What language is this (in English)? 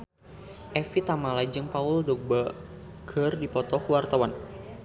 Sundanese